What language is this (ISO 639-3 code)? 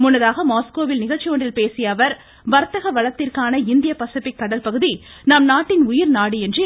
tam